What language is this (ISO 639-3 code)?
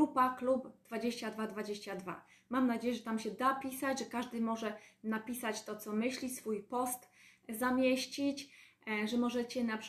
pol